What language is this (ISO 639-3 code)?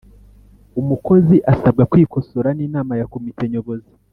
kin